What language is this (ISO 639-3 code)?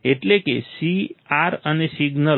guj